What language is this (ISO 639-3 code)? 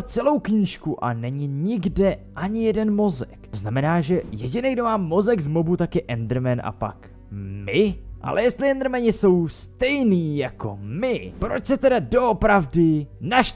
ces